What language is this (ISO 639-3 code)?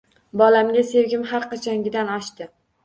uzb